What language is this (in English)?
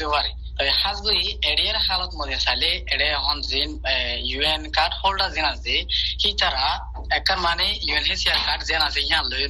Bangla